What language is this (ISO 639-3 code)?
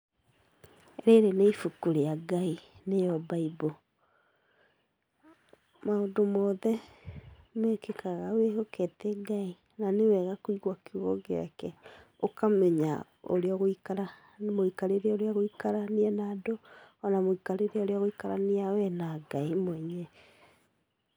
kik